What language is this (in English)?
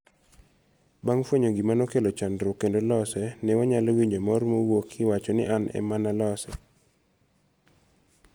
Luo (Kenya and Tanzania)